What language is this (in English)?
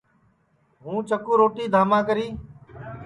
Sansi